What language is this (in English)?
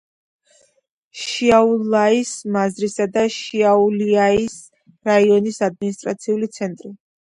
Georgian